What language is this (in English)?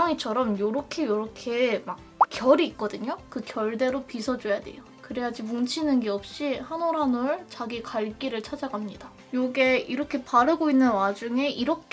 Korean